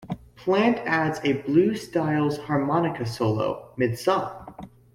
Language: English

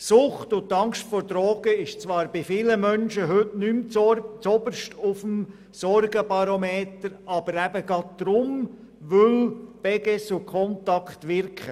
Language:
Swiss German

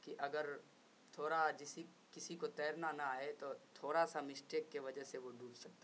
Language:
Urdu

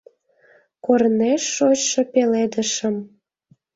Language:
Mari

